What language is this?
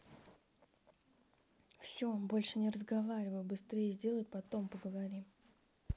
Russian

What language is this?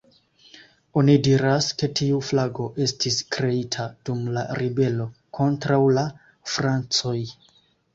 Esperanto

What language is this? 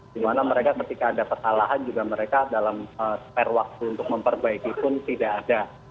Indonesian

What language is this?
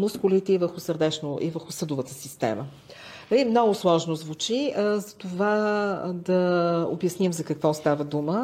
Bulgarian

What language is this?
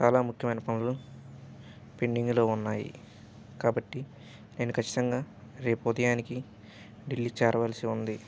Telugu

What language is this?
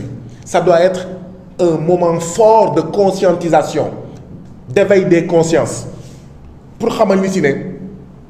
French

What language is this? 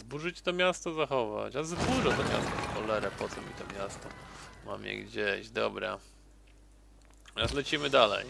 Polish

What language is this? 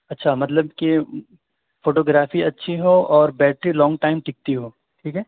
Urdu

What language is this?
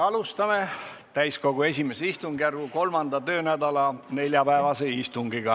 Estonian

